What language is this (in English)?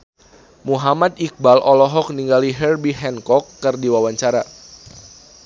Sundanese